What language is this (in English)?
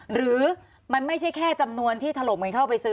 Thai